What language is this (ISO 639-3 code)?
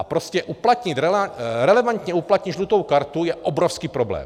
ces